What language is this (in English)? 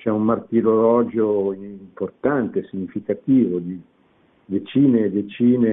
Italian